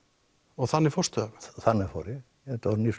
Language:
Icelandic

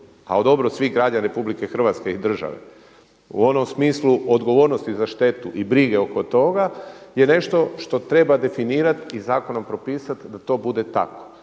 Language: Croatian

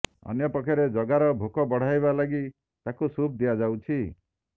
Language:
Odia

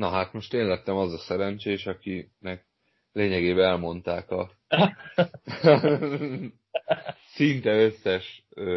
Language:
Hungarian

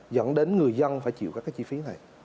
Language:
Vietnamese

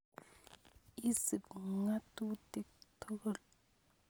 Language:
Kalenjin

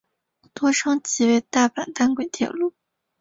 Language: Chinese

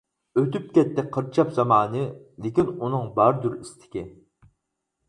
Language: Uyghur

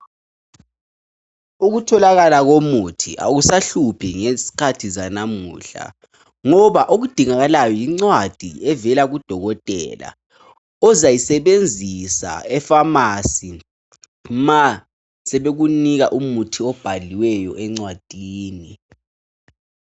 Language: North Ndebele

